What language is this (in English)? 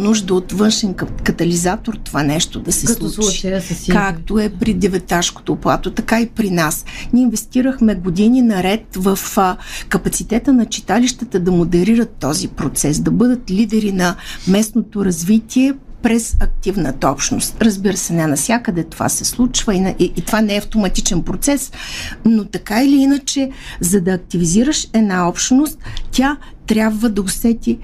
Bulgarian